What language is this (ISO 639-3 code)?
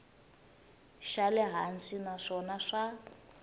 tso